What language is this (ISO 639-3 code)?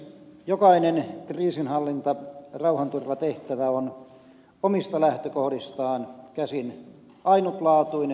fin